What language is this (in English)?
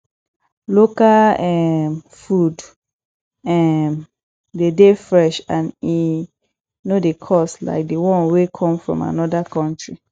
Nigerian Pidgin